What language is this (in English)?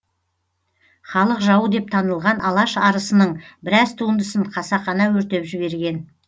Kazakh